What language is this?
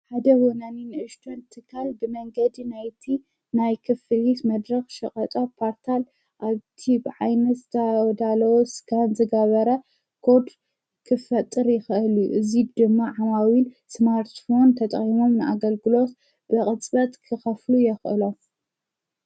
Tigrinya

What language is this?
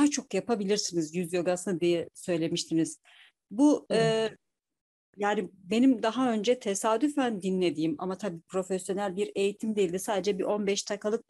Turkish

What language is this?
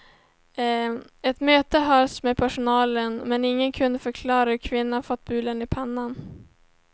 Swedish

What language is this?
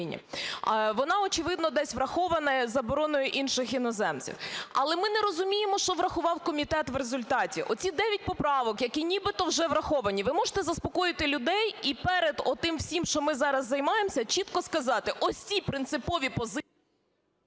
Ukrainian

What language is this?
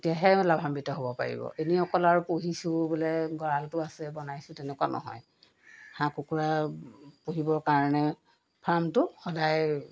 Assamese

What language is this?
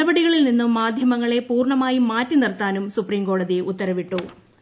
Malayalam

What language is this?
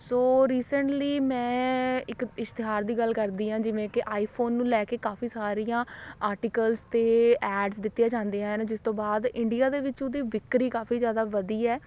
Punjabi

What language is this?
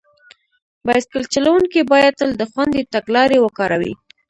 Pashto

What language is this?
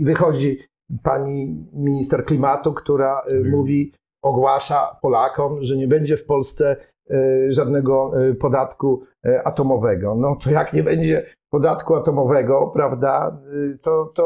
Polish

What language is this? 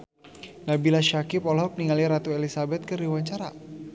Sundanese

